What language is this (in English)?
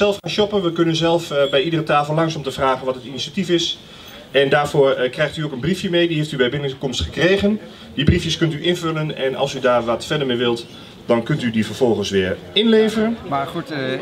Dutch